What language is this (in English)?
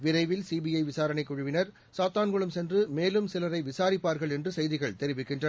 Tamil